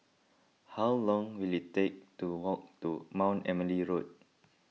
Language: English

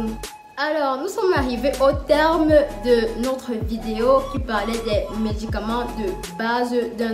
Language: French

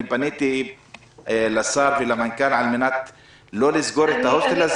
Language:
Hebrew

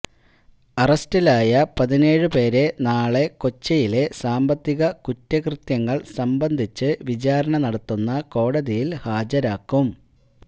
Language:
Malayalam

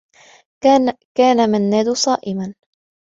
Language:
Arabic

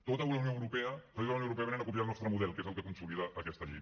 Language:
Catalan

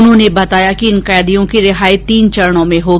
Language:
Hindi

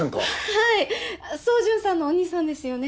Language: Japanese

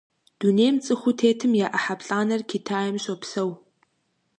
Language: Kabardian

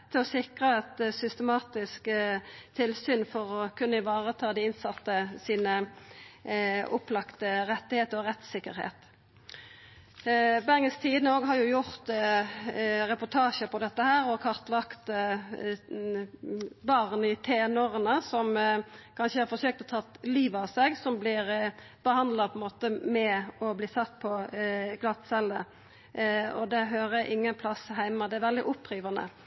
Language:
Norwegian Nynorsk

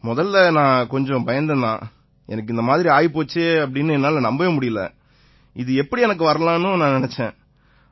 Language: Tamil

